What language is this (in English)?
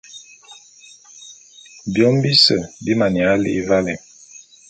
Bulu